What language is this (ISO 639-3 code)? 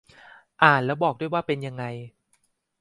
tha